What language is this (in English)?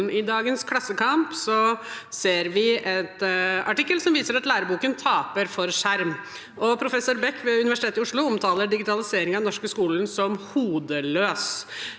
Norwegian